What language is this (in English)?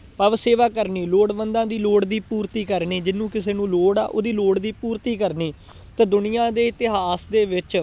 Punjabi